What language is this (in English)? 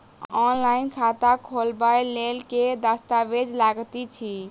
Maithili